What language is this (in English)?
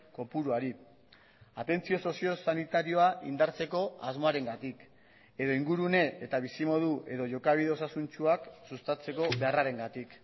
Basque